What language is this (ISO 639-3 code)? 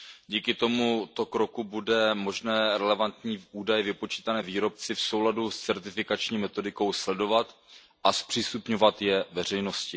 ces